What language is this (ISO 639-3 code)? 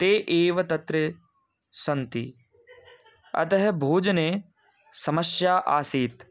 san